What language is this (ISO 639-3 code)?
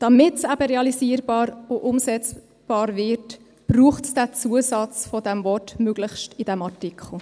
gsw